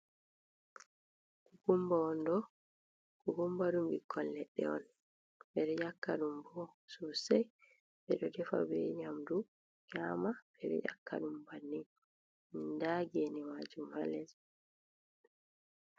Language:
Fula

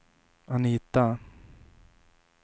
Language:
Swedish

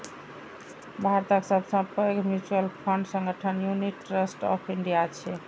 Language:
Maithili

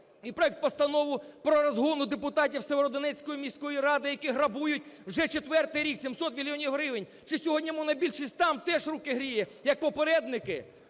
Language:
Ukrainian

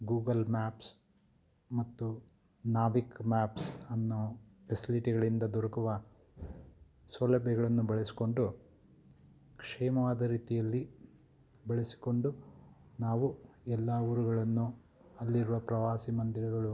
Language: Kannada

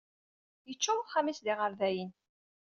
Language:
Kabyle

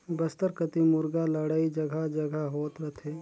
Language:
Chhattisgarhi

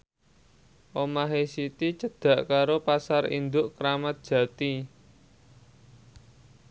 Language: Javanese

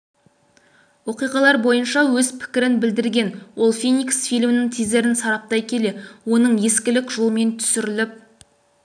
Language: Kazakh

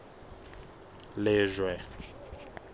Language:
Southern Sotho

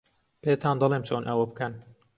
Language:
Central Kurdish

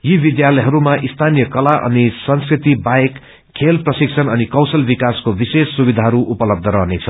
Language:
Nepali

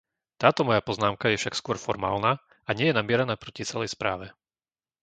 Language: Slovak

